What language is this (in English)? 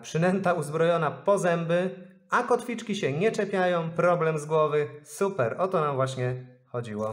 Polish